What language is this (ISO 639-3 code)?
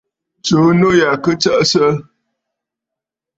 bfd